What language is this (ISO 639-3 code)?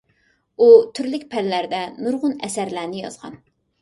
uig